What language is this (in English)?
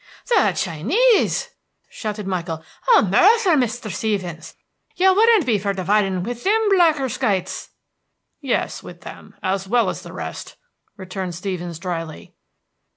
English